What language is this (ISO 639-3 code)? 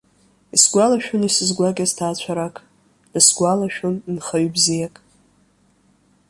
abk